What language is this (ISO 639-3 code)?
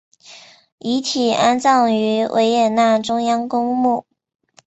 zho